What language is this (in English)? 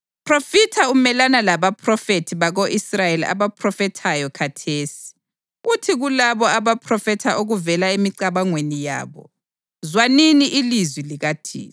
North Ndebele